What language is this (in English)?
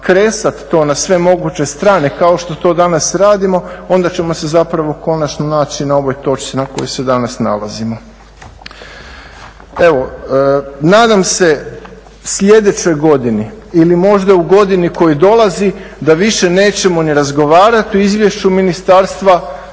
Croatian